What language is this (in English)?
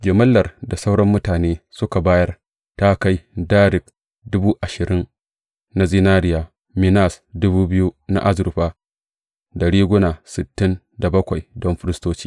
Hausa